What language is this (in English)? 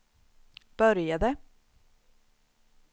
Swedish